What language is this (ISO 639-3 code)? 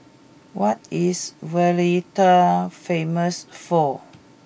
eng